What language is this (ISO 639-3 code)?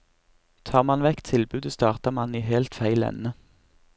nor